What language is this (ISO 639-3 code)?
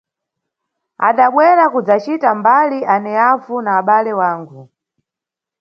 nyu